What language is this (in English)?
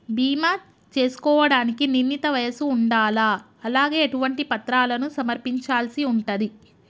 Telugu